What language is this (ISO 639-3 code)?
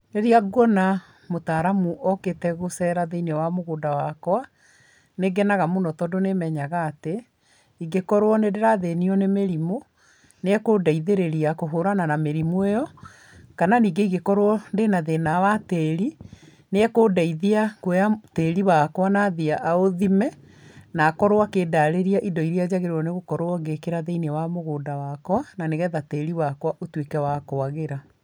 kik